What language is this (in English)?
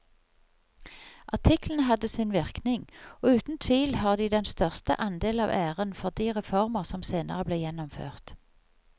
Norwegian